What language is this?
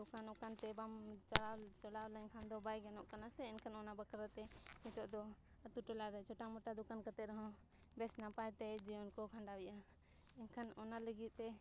Santali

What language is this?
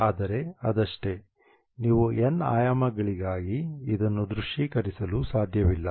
Kannada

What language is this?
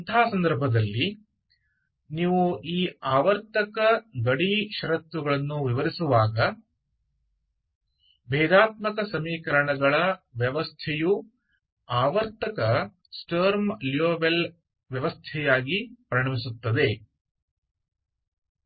Kannada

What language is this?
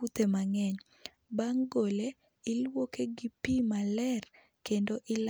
Luo (Kenya and Tanzania)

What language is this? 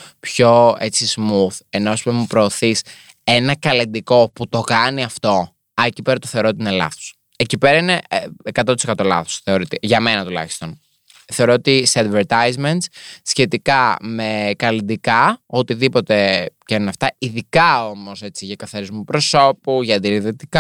Greek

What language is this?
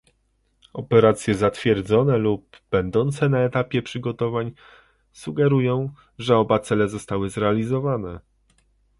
Polish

